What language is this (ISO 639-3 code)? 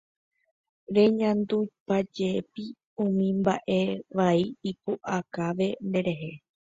grn